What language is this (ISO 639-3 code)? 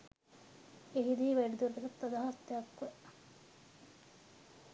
sin